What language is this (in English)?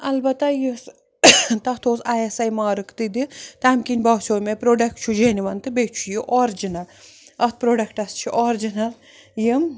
Kashmiri